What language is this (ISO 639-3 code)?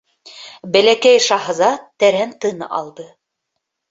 bak